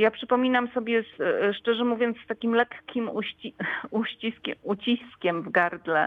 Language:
Polish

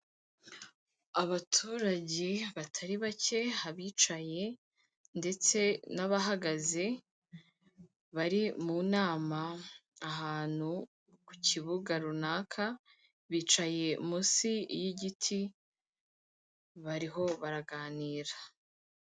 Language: Kinyarwanda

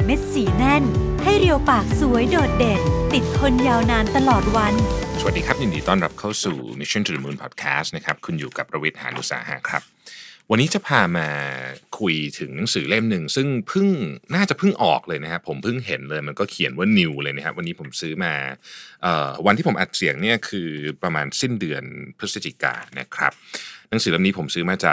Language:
Thai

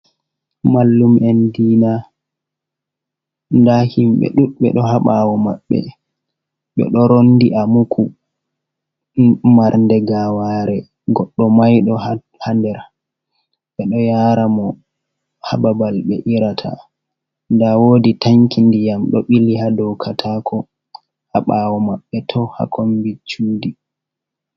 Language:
Fula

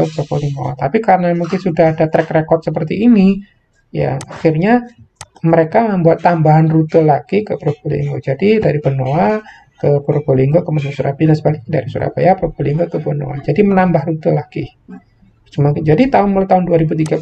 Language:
Indonesian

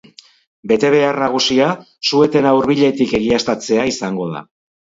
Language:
Basque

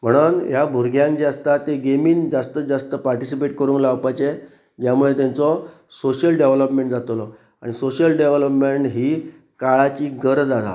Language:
Konkani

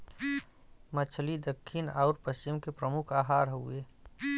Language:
Bhojpuri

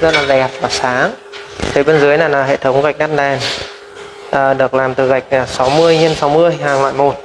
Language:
Vietnamese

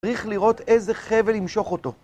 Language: Hebrew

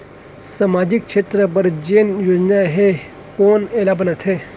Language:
Chhattisgarhi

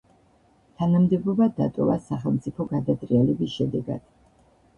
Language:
Georgian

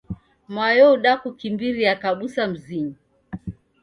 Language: Taita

